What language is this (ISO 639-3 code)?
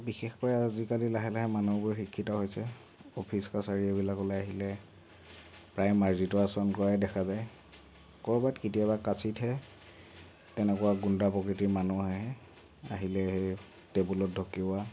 asm